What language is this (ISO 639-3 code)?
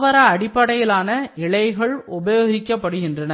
tam